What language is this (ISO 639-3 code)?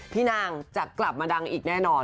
tha